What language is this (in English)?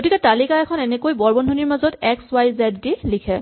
Assamese